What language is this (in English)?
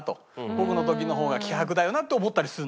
Japanese